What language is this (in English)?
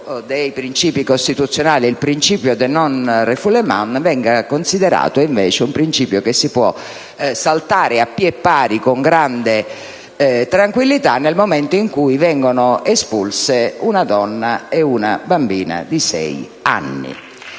Italian